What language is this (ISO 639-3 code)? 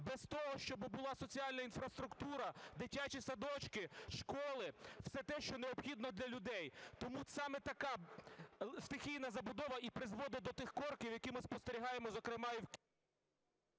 ukr